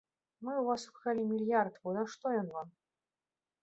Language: Belarusian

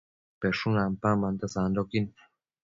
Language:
Matsés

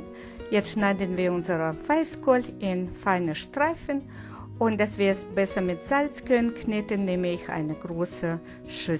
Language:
German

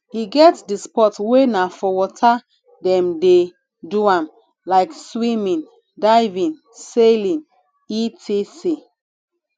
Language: Nigerian Pidgin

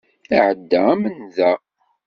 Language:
Kabyle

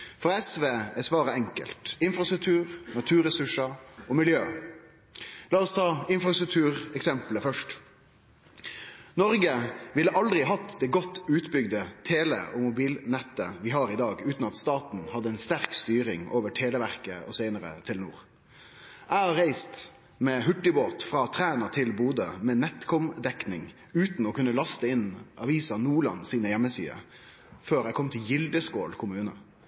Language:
Norwegian Nynorsk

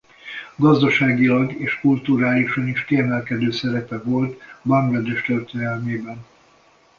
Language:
Hungarian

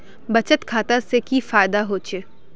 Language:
Magahi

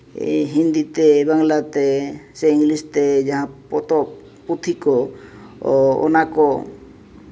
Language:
Santali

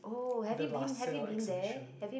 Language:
English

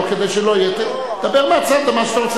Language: Hebrew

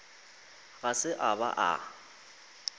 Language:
Northern Sotho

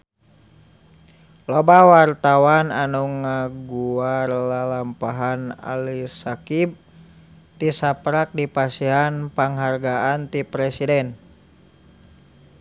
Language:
Sundanese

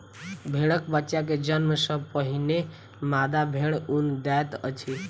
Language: Maithili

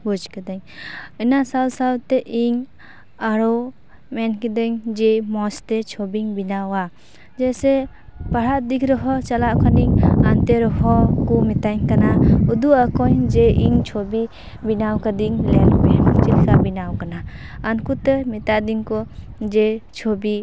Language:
Santali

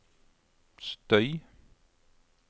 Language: Norwegian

